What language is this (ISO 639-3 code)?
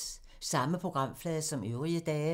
dan